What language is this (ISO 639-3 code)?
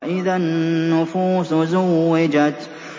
ara